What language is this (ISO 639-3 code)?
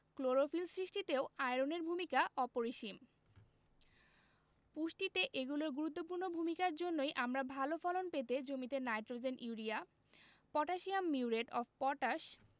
ben